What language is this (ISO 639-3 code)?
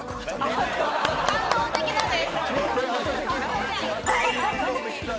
jpn